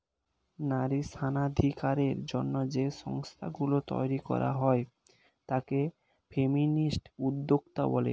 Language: Bangla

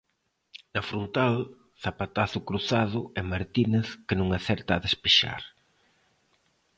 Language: Galician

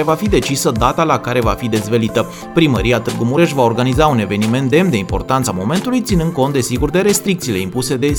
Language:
Romanian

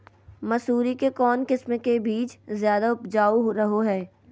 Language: Magahi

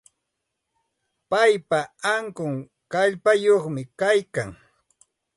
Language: Santa Ana de Tusi Pasco Quechua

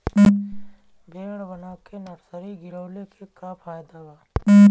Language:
Bhojpuri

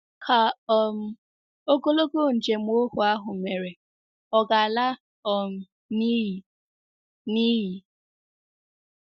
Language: Igbo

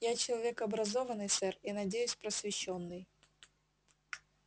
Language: Russian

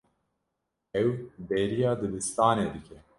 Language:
Kurdish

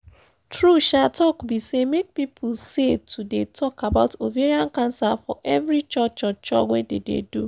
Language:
Nigerian Pidgin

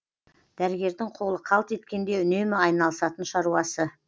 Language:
Kazakh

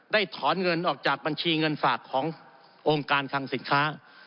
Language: Thai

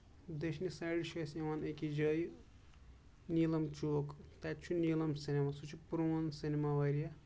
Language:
Kashmiri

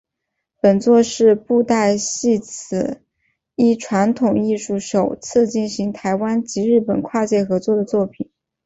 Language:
Chinese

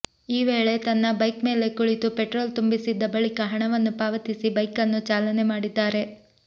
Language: Kannada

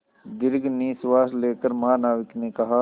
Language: Hindi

